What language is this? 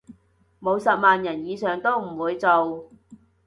Cantonese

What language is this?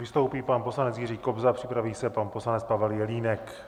Czech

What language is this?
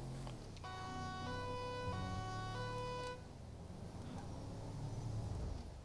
Dutch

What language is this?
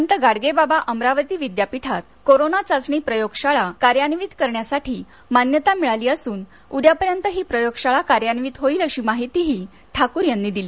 Marathi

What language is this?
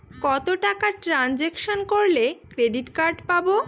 Bangla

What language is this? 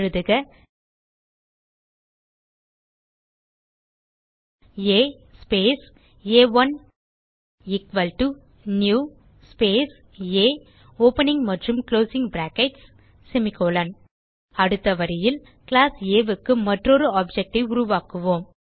Tamil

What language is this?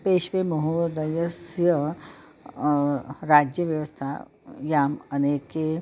Sanskrit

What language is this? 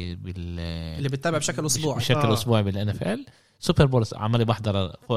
Arabic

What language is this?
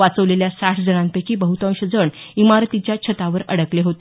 Marathi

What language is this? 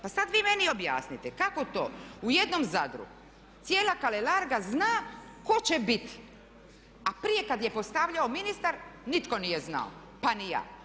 Croatian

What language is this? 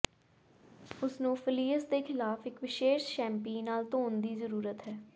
Punjabi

